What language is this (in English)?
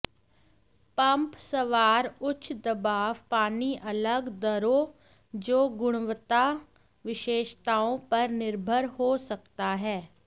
Hindi